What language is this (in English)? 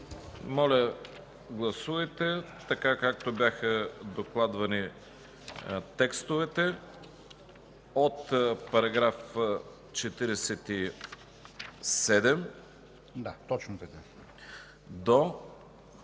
Bulgarian